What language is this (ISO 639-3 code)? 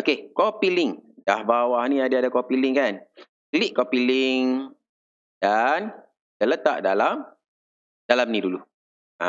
msa